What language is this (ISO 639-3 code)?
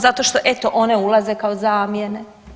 hrv